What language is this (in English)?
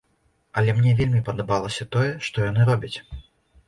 Belarusian